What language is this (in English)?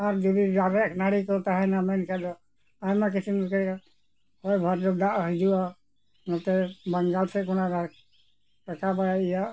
Santali